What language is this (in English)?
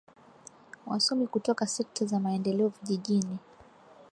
Swahili